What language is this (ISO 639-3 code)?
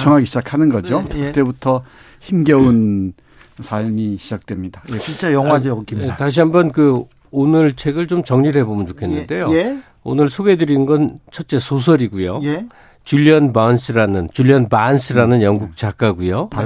kor